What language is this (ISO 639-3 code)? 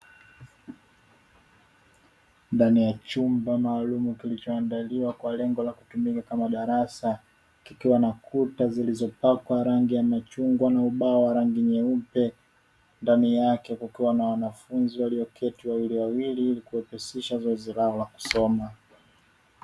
swa